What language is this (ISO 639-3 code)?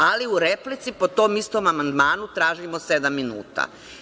srp